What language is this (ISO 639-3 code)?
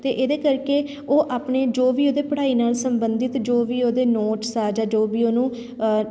pan